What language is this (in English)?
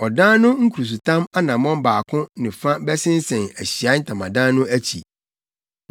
Akan